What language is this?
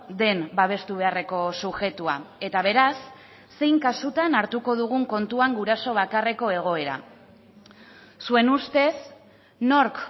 Basque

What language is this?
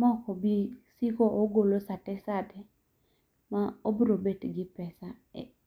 Luo (Kenya and Tanzania)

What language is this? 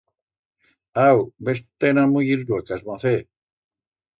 Aragonese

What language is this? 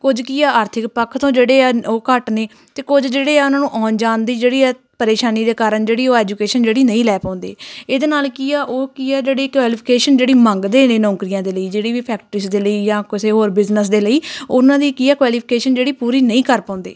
Punjabi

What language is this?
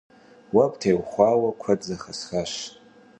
Kabardian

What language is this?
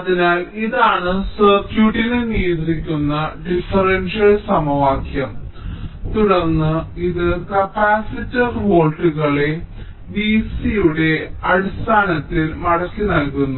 Malayalam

